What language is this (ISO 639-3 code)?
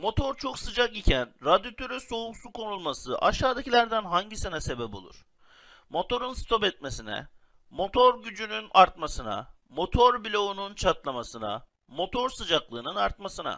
tur